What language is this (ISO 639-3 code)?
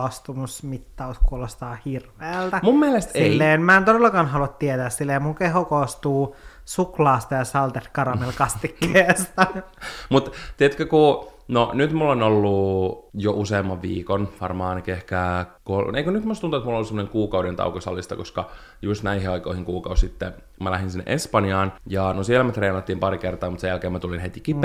fin